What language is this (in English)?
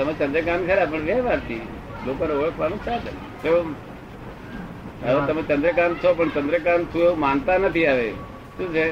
Gujarati